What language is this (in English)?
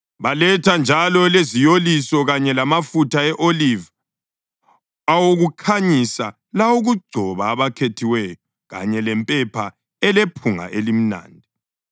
North Ndebele